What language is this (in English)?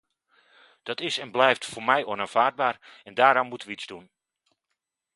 Dutch